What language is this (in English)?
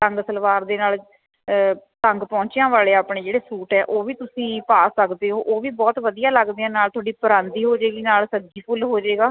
Punjabi